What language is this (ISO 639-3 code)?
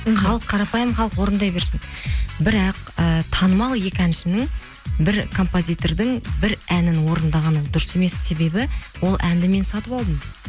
kaz